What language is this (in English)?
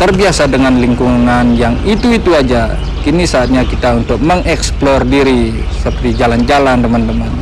Indonesian